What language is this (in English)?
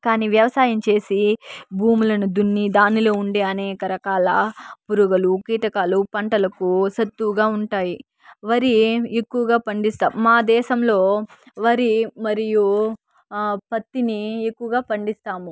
Telugu